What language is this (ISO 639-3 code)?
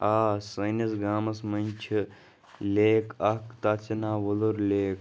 kas